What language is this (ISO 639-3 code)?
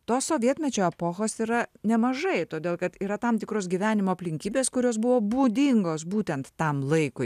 lit